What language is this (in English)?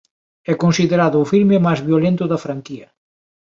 Galician